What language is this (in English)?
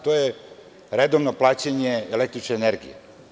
Serbian